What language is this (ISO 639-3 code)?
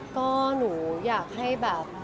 tha